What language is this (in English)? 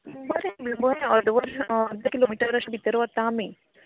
Konkani